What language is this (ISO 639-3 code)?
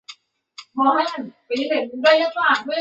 zho